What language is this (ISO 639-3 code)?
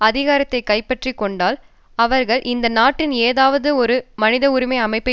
tam